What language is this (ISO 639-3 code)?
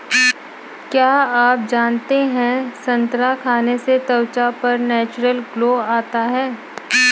hin